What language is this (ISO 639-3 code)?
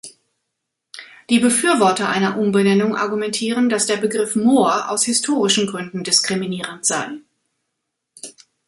deu